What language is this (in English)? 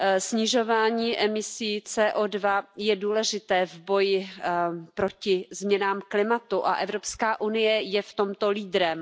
Czech